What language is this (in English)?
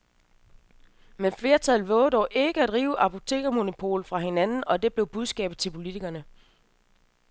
Danish